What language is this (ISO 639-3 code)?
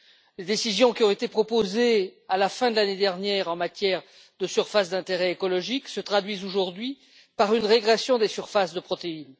fra